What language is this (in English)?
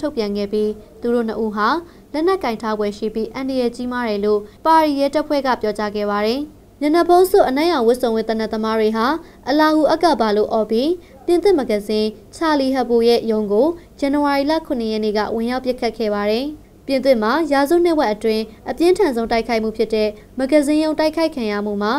Vietnamese